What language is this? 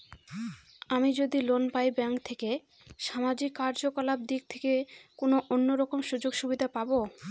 Bangla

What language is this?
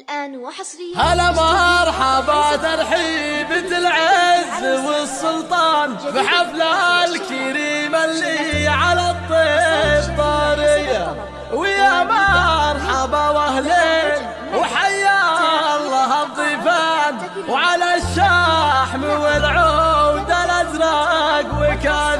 Arabic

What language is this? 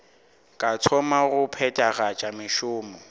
Northern Sotho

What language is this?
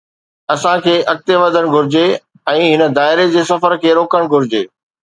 Sindhi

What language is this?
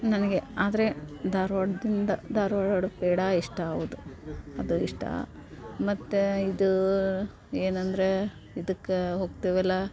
Kannada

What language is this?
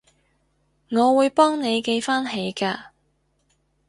Cantonese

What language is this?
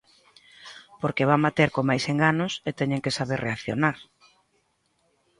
Galician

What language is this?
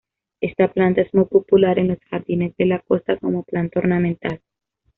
Spanish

